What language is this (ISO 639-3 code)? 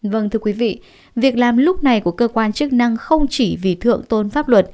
vie